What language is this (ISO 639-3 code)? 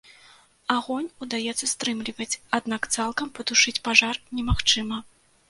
bel